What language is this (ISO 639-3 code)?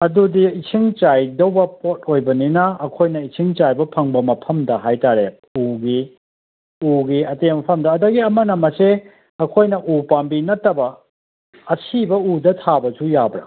mni